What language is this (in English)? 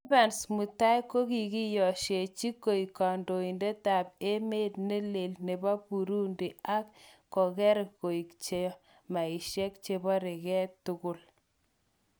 Kalenjin